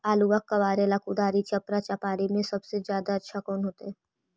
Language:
Magahi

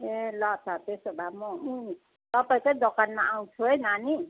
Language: Nepali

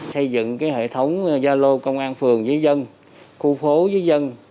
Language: Vietnamese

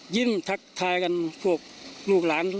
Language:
Thai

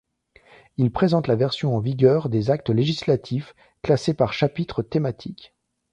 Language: French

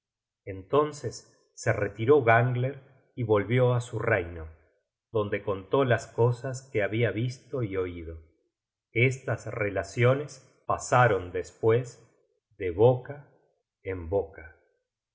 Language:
Spanish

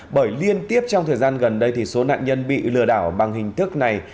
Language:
Vietnamese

